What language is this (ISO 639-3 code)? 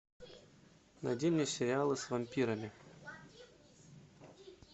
rus